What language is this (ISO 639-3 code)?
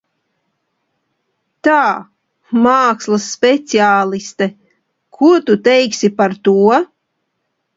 lav